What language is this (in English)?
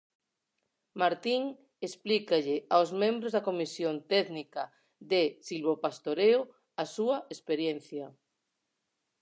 Galician